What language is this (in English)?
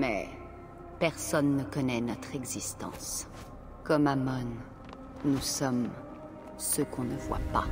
French